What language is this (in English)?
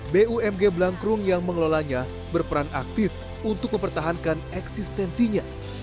Indonesian